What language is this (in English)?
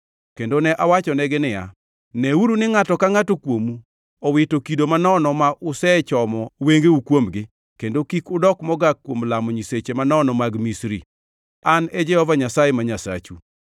Luo (Kenya and Tanzania)